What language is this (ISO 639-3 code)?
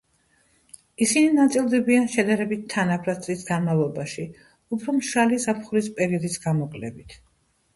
kat